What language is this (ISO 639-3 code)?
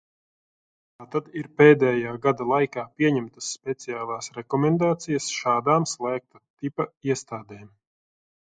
lav